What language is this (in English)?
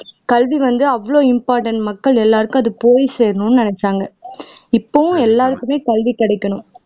Tamil